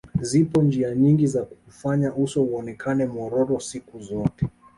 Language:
Swahili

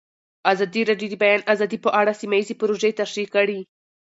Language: Pashto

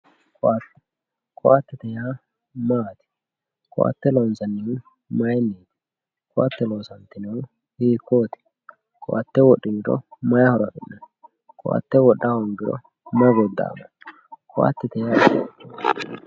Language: Sidamo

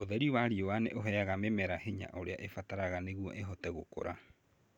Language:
Kikuyu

